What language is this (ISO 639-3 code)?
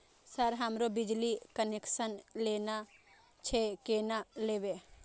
mai